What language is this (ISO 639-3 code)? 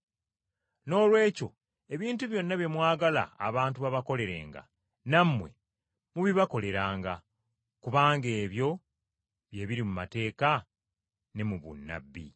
lug